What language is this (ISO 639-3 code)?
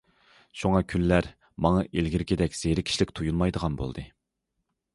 uig